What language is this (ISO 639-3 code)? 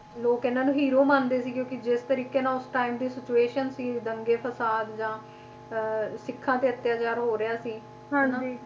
pan